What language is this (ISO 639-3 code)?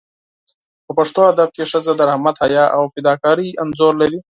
pus